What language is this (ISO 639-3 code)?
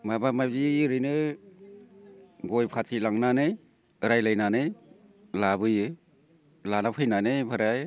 brx